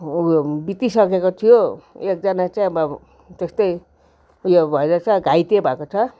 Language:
Nepali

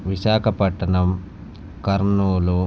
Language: Telugu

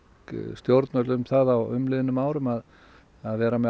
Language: Icelandic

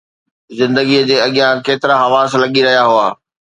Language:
Sindhi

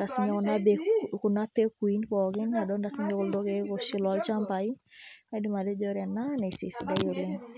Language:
Masai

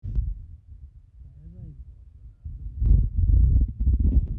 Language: Masai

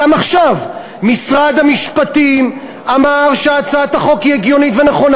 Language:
Hebrew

